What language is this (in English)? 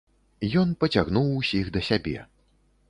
Belarusian